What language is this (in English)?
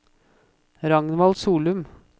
Norwegian